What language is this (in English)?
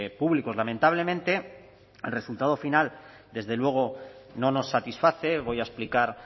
Spanish